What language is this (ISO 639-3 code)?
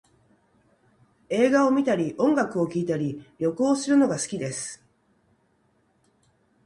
jpn